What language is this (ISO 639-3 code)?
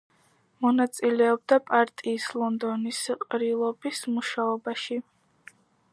kat